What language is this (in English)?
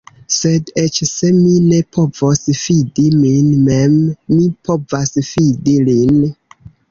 Esperanto